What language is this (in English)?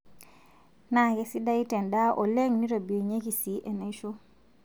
Masai